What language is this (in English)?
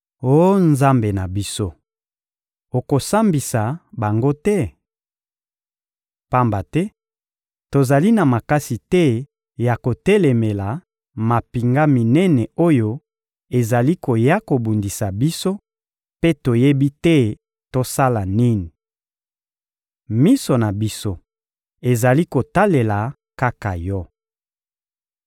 Lingala